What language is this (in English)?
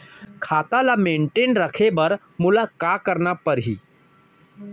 Chhattisgarhi